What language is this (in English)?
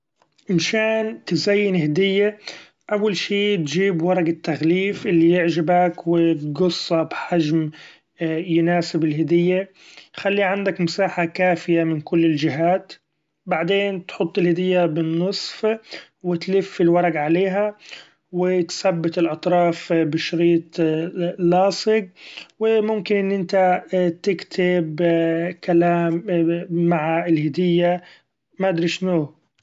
Gulf Arabic